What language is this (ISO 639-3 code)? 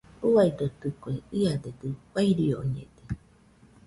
hux